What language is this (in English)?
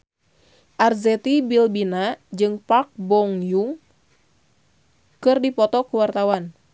Sundanese